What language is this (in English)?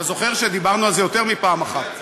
Hebrew